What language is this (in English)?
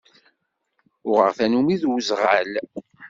Kabyle